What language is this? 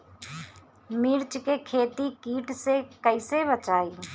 Bhojpuri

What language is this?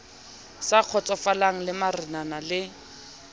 Southern Sotho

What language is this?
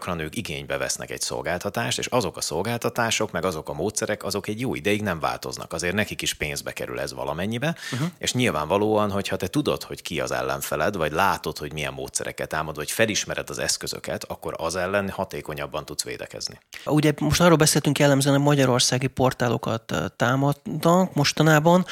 Hungarian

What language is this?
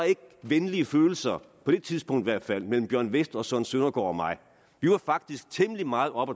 Danish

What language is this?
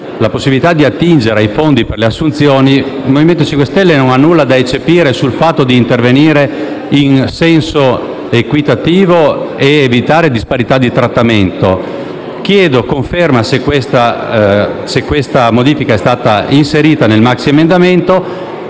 Italian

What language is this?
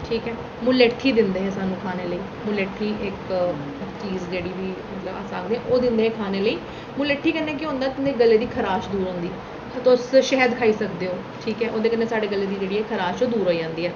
Dogri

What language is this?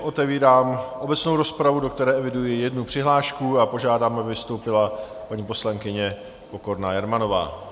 Czech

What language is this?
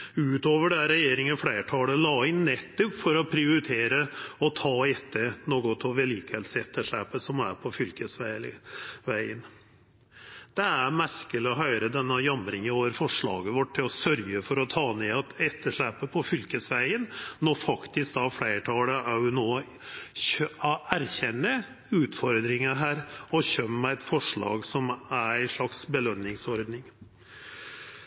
Norwegian Nynorsk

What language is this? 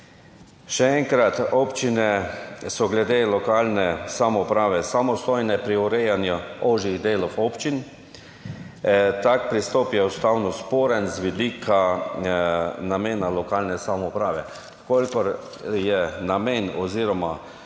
Slovenian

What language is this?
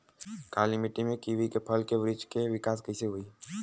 Bhojpuri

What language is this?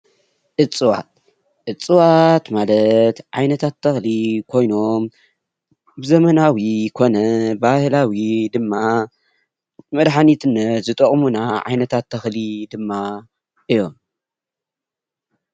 Tigrinya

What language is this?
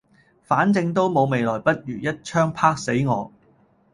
Cantonese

